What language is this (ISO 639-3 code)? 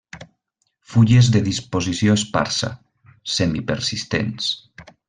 cat